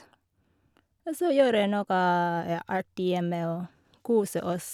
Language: Norwegian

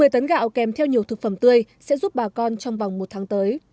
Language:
Vietnamese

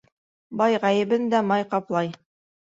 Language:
Bashkir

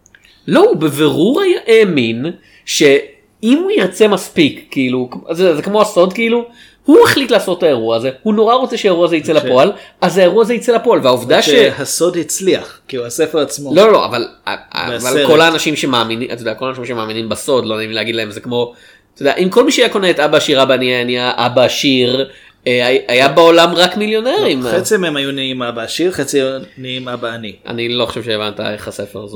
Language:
Hebrew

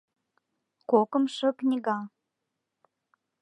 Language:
Mari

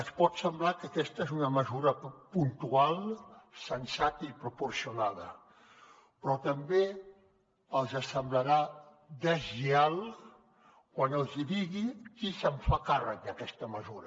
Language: Catalan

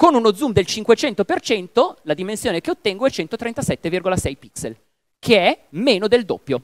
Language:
Italian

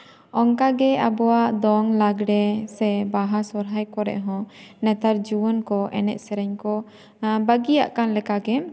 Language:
Santali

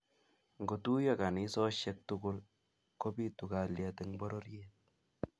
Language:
Kalenjin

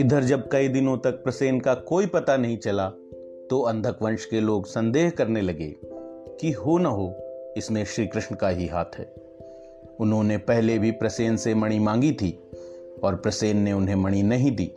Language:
Hindi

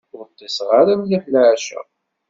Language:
Kabyle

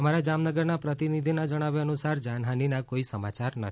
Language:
Gujarati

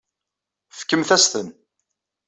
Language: Kabyle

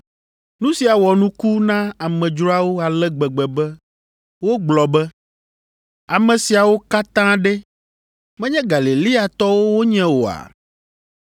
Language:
Ewe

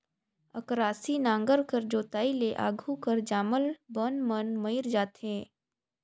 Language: Chhattisgarhi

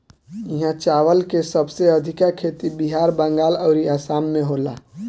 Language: Bhojpuri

